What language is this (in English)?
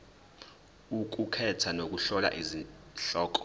Zulu